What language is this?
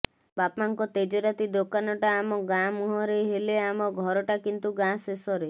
Odia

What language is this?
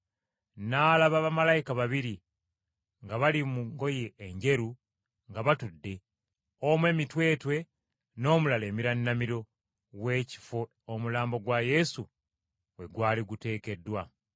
Ganda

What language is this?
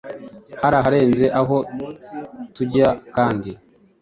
Kinyarwanda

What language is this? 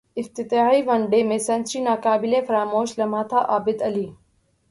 Urdu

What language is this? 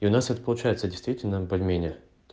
Russian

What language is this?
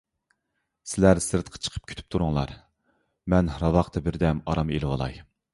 Uyghur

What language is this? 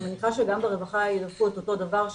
Hebrew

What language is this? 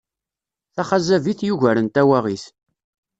Kabyle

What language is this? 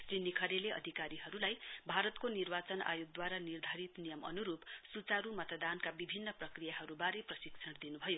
Nepali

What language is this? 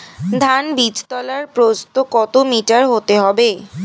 Bangla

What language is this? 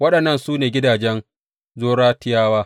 Hausa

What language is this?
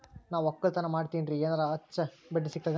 Kannada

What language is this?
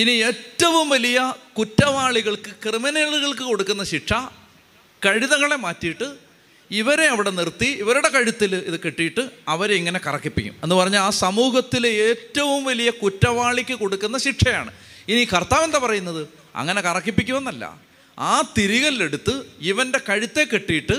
Malayalam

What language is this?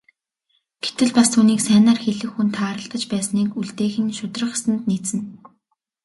Mongolian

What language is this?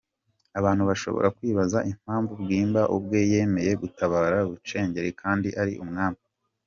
Kinyarwanda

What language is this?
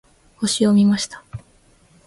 Japanese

